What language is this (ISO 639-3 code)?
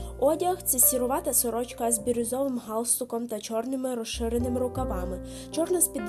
ukr